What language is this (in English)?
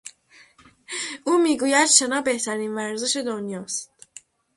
Persian